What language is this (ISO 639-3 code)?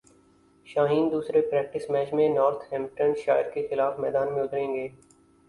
urd